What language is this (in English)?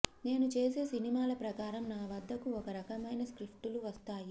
Telugu